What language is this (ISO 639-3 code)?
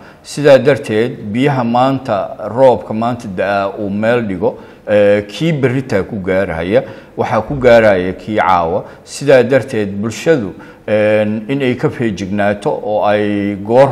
ara